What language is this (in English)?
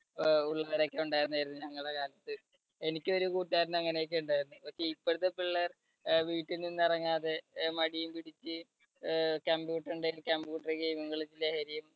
Malayalam